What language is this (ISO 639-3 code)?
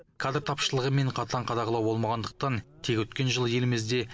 kaz